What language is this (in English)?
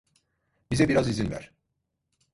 Turkish